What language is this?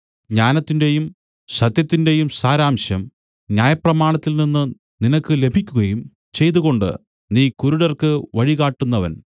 Malayalam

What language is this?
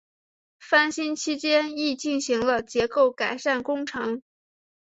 Chinese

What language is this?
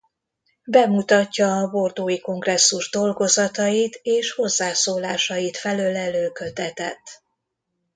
Hungarian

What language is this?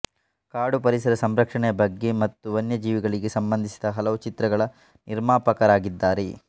Kannada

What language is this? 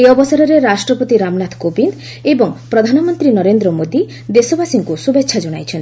Odia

